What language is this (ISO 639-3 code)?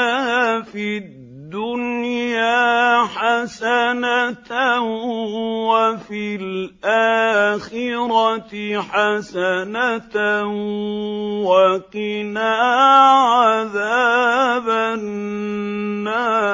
ara